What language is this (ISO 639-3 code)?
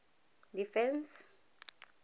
tsn